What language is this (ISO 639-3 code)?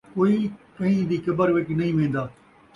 skr